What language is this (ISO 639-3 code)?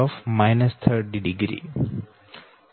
guj